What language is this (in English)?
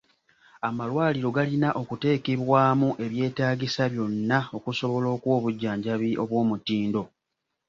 Ganda